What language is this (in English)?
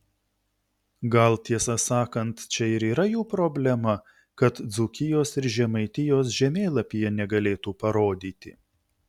Lithuanian